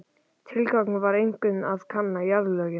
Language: Icelandic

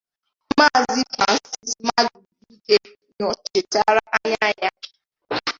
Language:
Igbo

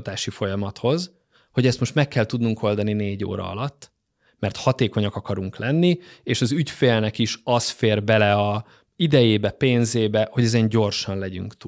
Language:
Hungarian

